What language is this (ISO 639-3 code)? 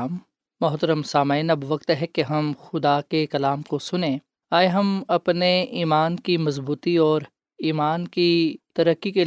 urd